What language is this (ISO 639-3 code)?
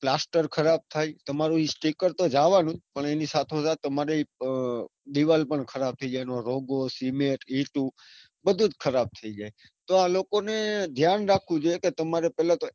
guj